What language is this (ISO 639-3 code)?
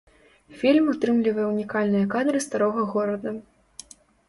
bel